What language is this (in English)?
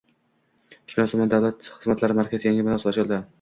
Uzbek